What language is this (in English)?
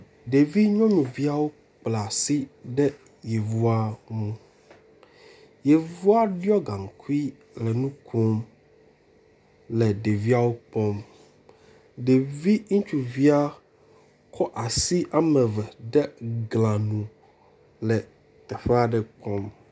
Ewe